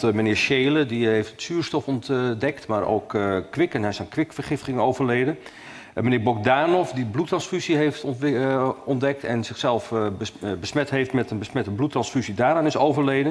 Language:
Dutch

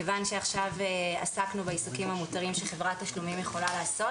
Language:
Hebrew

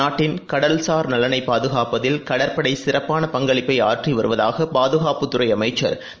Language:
Tamil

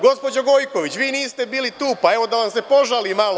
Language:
Serbian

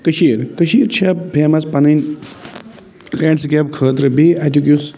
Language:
Kashmiri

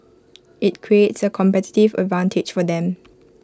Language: English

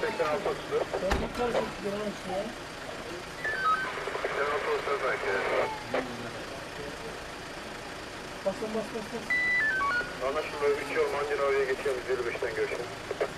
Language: Turkish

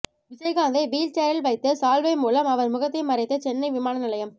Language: Tamil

